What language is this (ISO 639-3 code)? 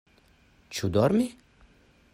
epo